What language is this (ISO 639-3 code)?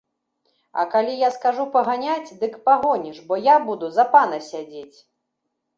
bel